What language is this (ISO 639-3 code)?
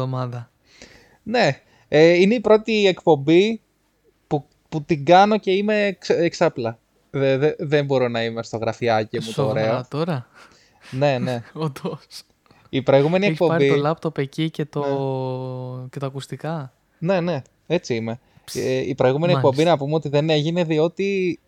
ell